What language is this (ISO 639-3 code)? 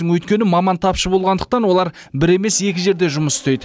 kaz